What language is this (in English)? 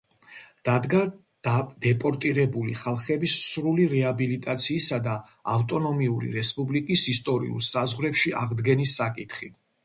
Georgian